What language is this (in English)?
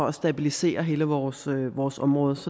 Danish